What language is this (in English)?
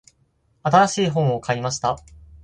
Japanese